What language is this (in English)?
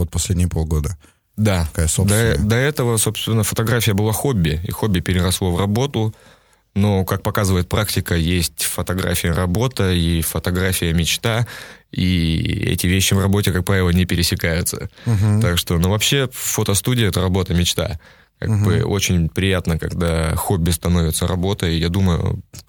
Russian